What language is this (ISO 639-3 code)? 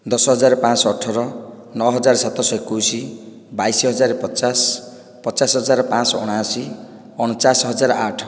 ori